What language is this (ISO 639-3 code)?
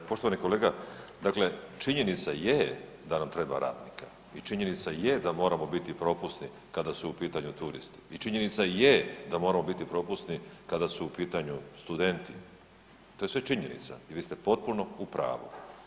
hrv